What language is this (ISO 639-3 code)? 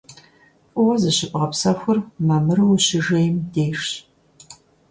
kbd